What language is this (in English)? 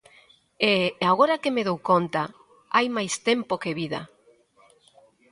Galician